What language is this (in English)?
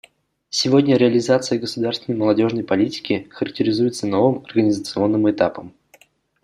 Russian